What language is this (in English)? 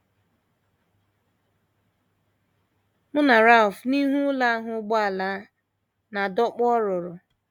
Igbo